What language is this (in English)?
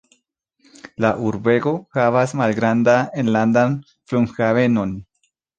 Esperanto